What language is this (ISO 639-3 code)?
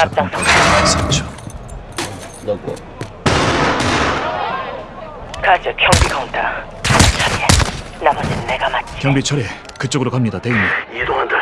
kor